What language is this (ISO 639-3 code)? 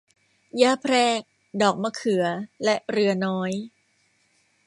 tha